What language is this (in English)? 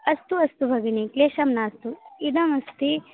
Sanskrit